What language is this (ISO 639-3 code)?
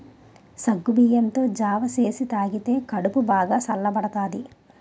tel